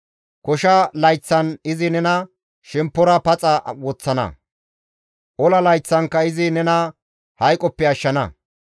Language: Gamo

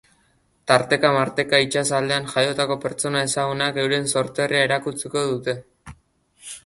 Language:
Basque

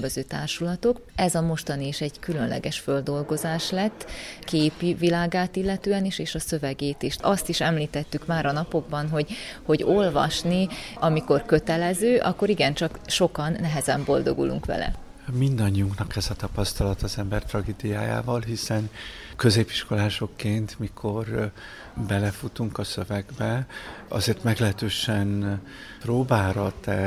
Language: Hungarian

